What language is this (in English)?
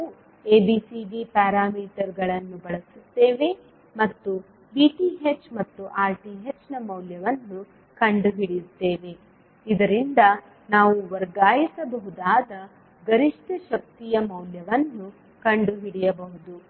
Kannada